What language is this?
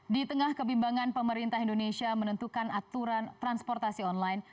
Indonesian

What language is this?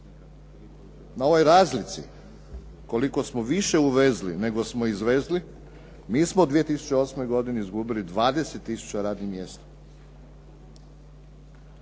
Croatian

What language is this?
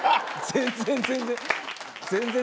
Japanese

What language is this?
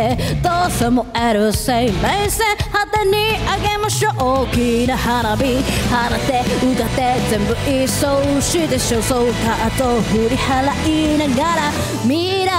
Japanese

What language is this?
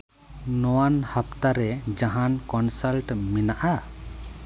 Santali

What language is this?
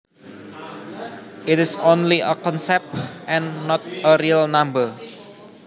Javanese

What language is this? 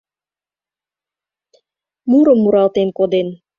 Mari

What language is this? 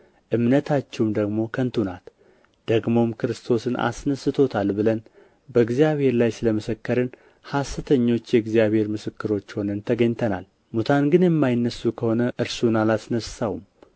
Amharic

